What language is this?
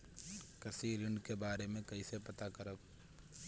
Bhojpuri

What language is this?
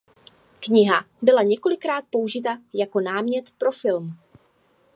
Czech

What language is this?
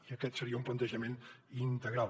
Catalan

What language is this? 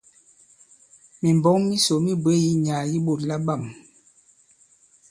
Bankon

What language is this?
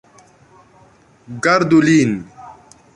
Esperanto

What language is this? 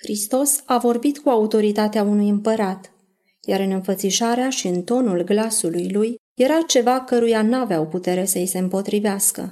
Romanian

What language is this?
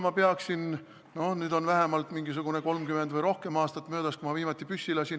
Estonian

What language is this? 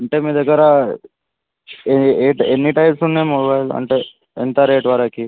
Telugu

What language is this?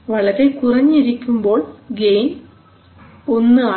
Malayalam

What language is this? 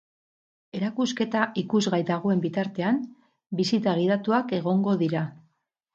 Basque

